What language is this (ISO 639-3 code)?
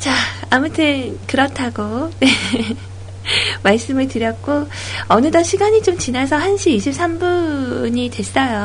kor